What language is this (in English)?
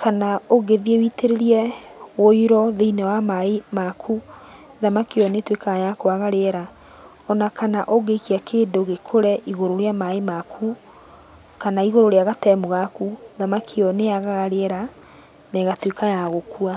Kikuyu